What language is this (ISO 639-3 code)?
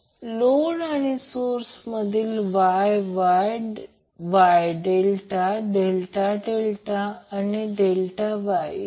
mar